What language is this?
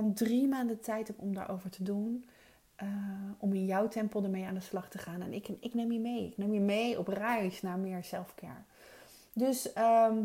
Dutch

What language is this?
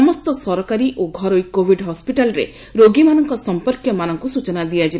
Odia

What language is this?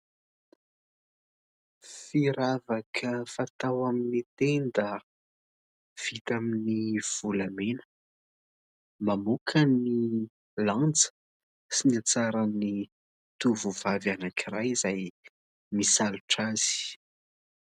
Malagasy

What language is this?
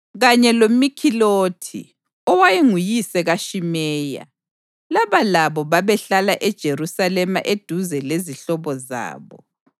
North Ndebele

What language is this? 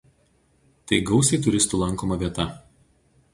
Lithuanian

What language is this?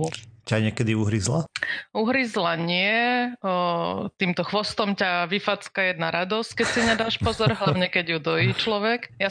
Slovak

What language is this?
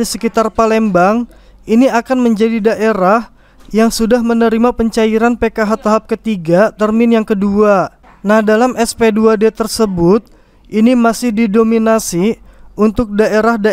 Indonesian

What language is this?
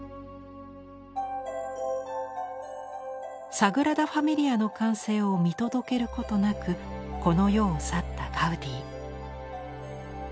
Japanese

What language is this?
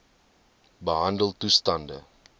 Afrikaans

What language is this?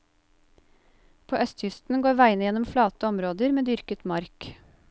Norwegian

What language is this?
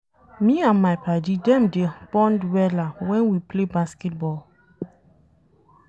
Nigerian Pidgin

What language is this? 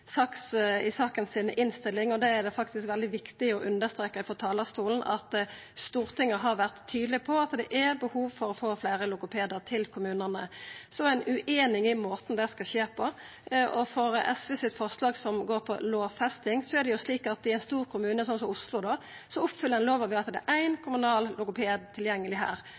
Norwegian Nynorsk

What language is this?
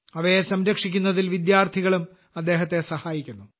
Malayalam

